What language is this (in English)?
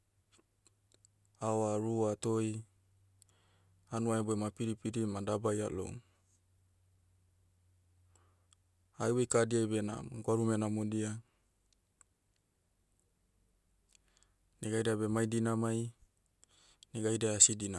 Motu